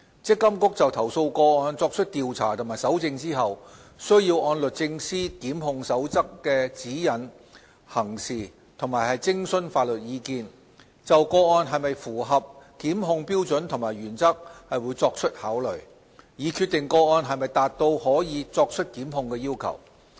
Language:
Cantonese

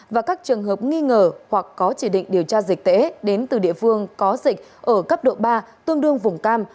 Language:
Vietnamese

